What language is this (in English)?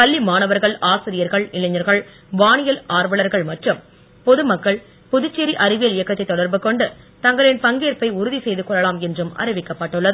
Tamil